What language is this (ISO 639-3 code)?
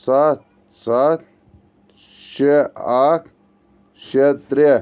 kas